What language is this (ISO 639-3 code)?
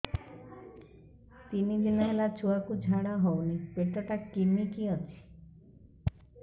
ori